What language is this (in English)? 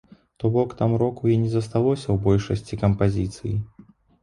Belarusian